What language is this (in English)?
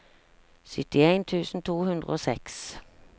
Norwegian